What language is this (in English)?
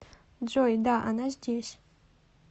Russian